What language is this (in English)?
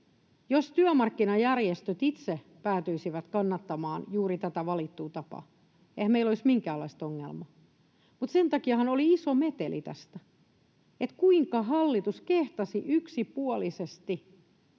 Finnish